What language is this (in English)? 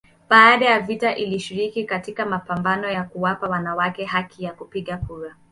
Swahili